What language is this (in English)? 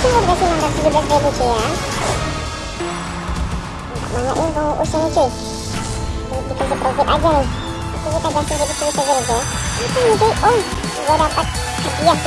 Indonesian